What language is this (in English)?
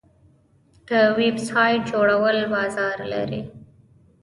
Pashto